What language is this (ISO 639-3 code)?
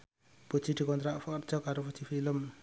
jav